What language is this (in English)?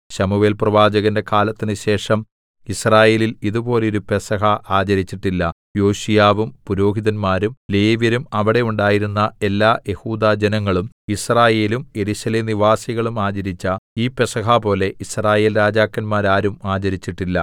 Malayalam